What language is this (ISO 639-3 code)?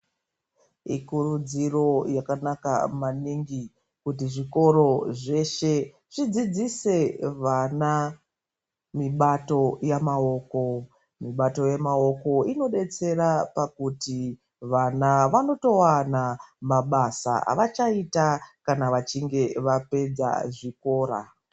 ndc